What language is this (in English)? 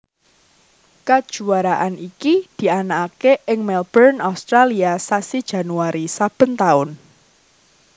Javanese